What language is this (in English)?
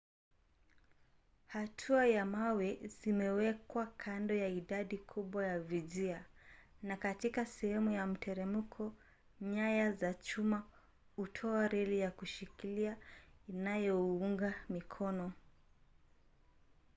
Swahili